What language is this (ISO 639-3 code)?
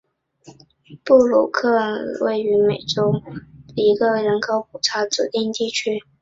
zho